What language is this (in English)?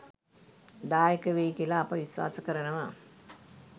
Sinhala